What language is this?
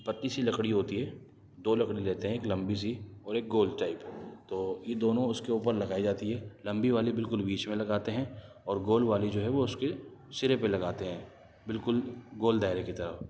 Urdu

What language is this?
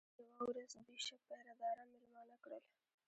Pashto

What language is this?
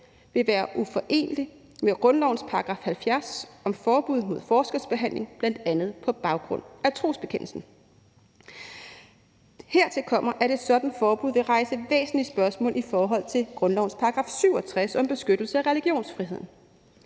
Danish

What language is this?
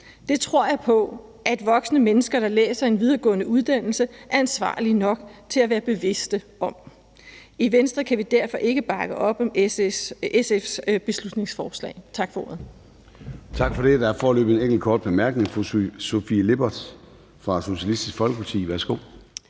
Danish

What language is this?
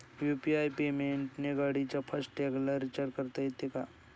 Marathi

